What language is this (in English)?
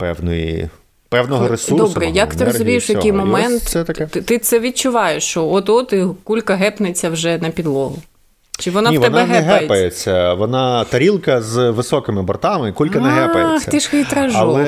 Ukrainian